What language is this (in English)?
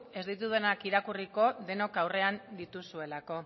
Basque